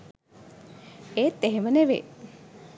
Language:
Sinhala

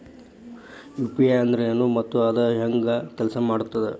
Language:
Kannada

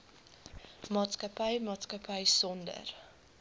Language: Afrikaans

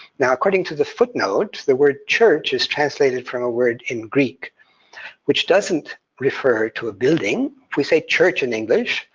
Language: English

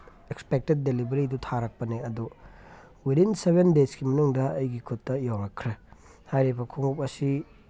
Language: Manipuri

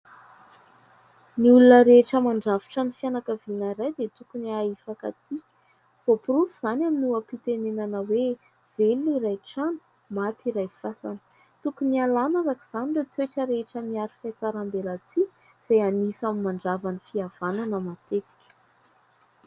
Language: Malagasy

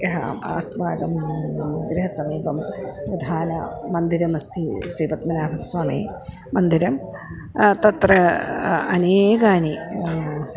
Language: Sanskrit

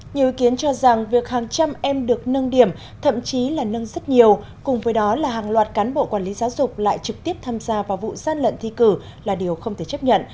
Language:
Vietnamese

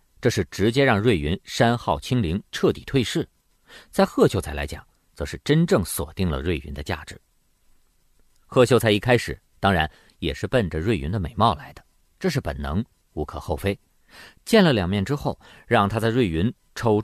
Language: Chinese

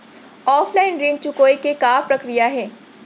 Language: Chhattisgarhi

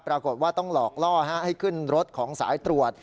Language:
Thai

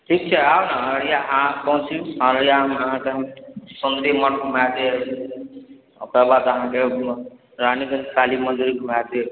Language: Maithili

